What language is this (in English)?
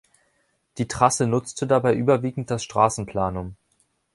German